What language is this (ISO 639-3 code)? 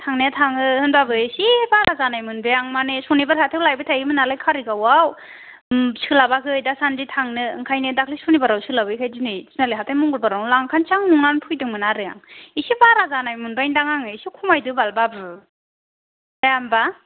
brx